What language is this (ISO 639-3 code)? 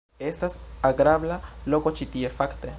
epo